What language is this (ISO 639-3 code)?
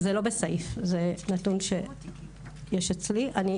heb